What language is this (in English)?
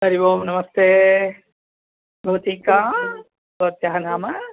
Sanskrit